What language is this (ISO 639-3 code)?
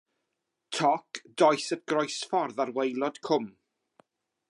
cym